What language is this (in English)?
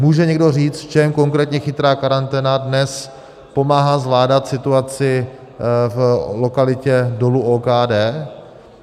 Czech